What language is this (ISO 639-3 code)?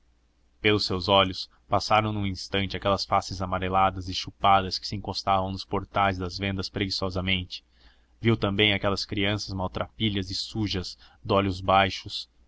por